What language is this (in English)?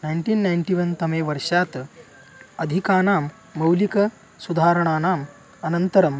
Sanskrit